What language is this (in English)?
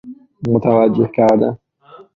Persian